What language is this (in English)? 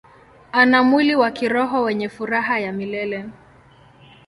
Swahili